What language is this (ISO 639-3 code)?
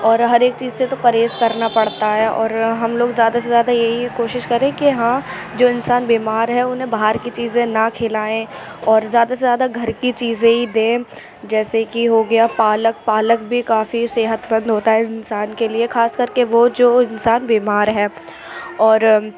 urd